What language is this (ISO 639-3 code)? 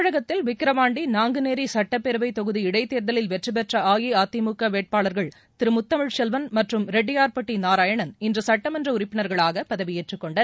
tam